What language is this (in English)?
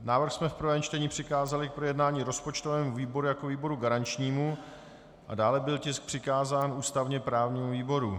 Czech